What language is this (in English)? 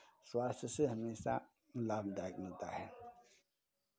Hindi